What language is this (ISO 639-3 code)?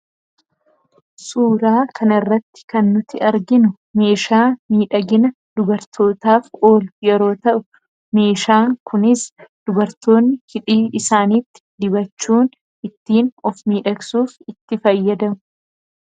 orm